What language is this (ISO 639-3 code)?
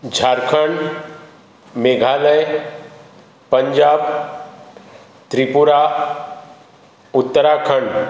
kok